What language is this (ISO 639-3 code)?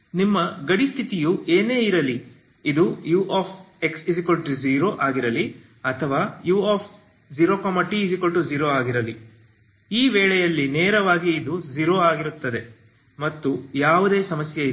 kan